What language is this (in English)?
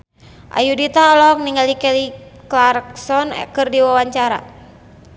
Sundanese